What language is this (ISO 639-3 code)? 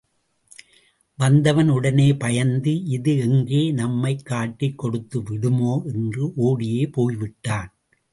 tam